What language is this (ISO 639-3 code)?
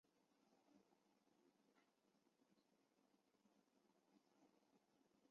zho